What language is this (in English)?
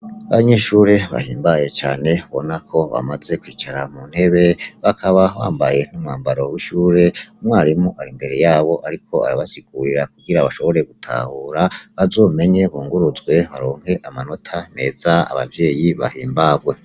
Rundi